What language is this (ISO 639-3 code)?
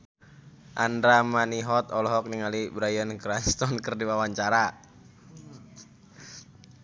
sun